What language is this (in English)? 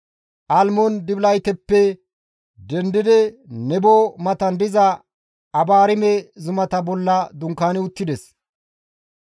Gamo